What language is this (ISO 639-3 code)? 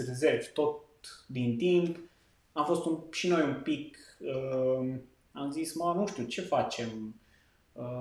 ron